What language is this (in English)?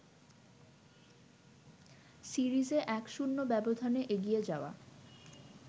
Bangla